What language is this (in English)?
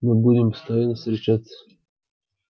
Russian